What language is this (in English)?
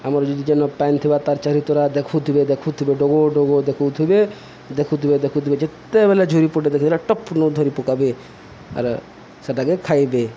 Odia